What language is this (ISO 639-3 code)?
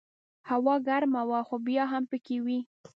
pus